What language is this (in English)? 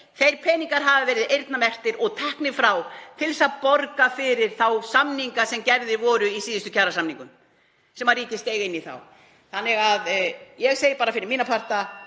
Icelandic